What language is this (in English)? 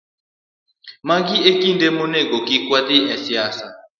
Luo (Kenya and Tanzania)